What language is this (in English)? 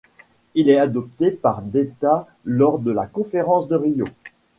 French